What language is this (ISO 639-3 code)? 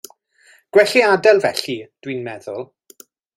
cym